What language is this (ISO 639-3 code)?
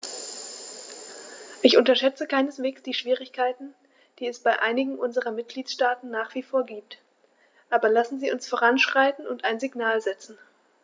deu